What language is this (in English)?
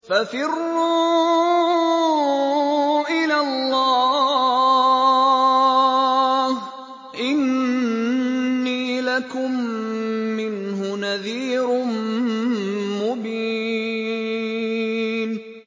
Arabic